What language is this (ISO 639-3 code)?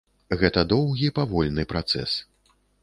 bel